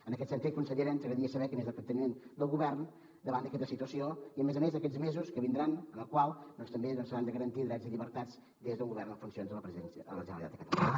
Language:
Catalan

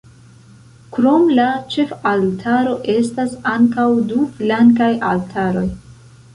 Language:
Esperanto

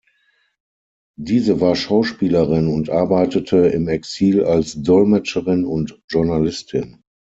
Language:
German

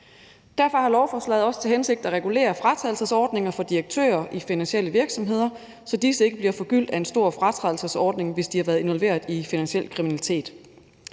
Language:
Danish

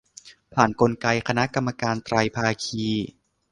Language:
Thai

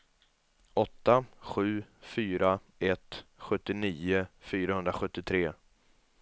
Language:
Swedish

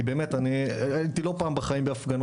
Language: Hebrew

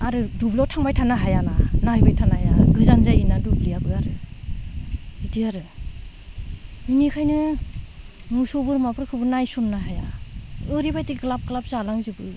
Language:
Bodo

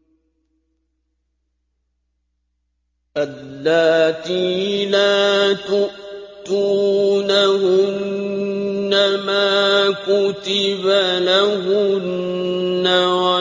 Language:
Arabic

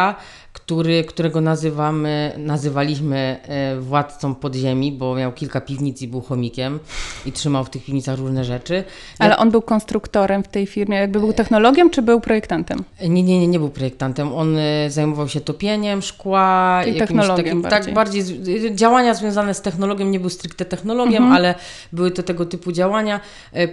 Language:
Polish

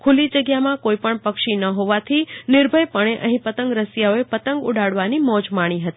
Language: Gujarati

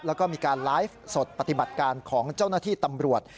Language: Thai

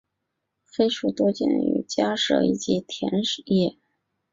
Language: Chinese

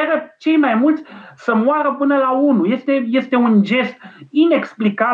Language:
Romanian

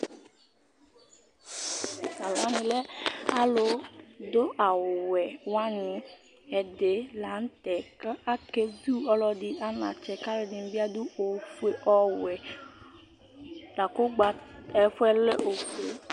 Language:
Ikposo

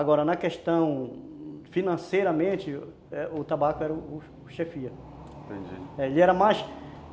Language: Portuguese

